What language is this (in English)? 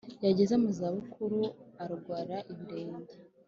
Kinyarwanda